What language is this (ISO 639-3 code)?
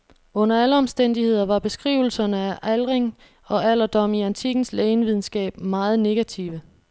dan